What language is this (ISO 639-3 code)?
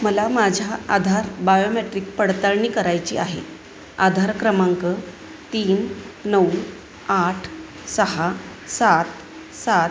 mar